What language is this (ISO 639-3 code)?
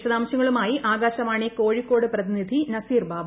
mal